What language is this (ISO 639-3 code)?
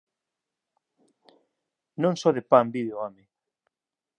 glg